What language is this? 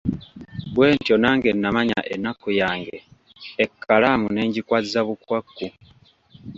Ganda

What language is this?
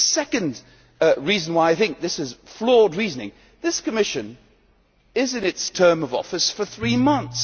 English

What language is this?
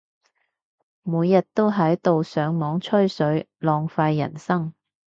Cantonese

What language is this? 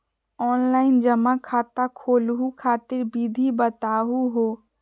Magahi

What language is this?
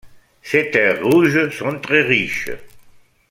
French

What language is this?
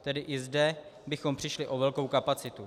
Czech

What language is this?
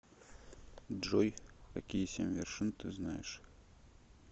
Russian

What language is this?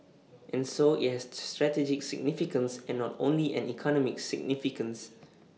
English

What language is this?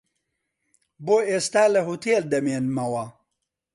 Central Kurdish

